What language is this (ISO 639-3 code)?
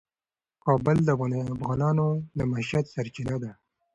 pus